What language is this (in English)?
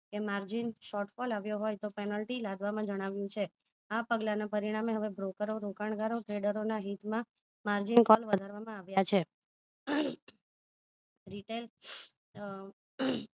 Gujarati